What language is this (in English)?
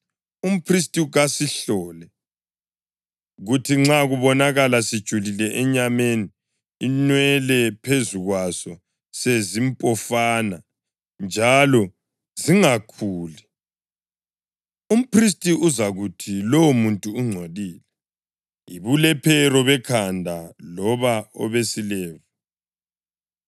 North Ndebele